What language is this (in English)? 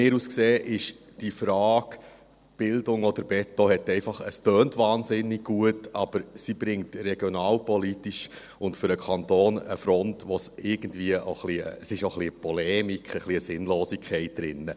Swiss German